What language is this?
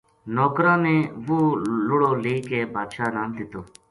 Gujari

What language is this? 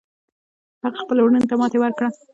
Pashto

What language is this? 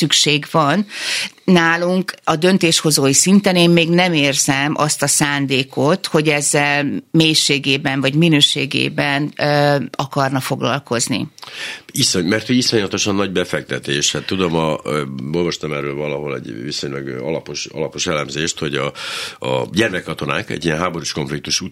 Hungarian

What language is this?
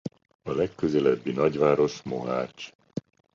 Hungarian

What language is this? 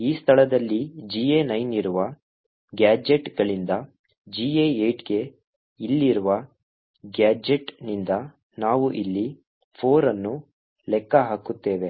Kannada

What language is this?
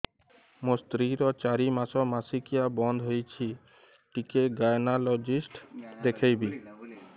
Odia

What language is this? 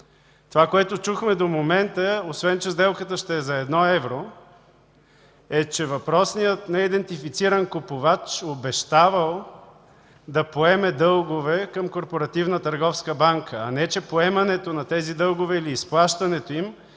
Bulgarian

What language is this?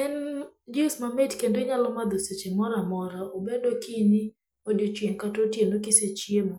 Luo (Kenya and Tanzania)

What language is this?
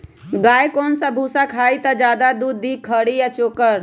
Magahi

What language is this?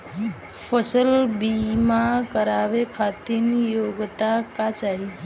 Bhojpuri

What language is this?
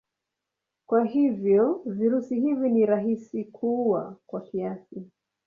Swahili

